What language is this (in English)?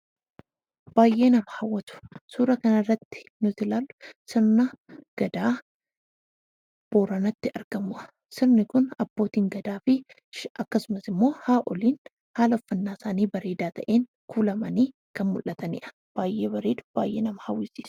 Oromo